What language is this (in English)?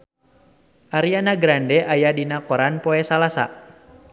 Sundanese